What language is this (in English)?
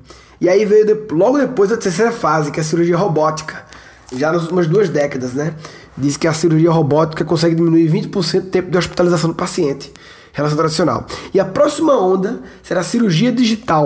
Portuguese